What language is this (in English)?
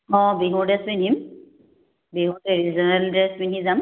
Assamese